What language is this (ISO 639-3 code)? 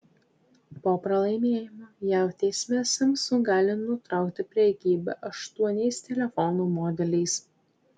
lit